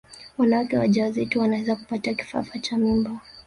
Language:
Swahili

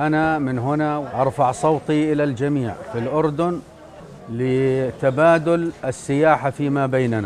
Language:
Arabic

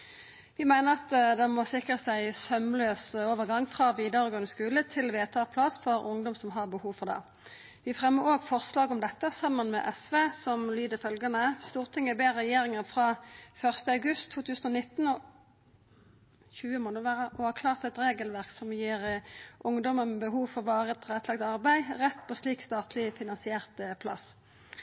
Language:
Norwegian Nynorsk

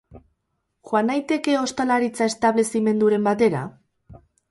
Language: Basque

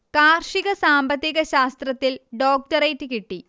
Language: Malayalam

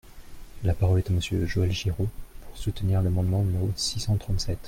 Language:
French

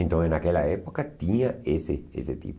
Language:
Portuguese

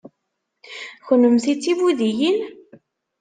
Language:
Kabyle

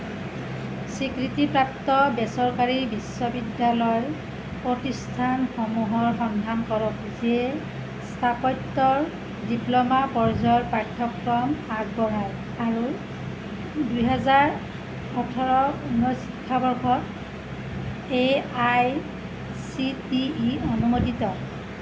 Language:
Assamese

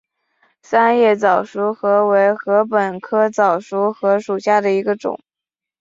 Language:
Chinese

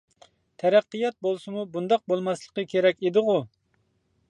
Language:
Uyghur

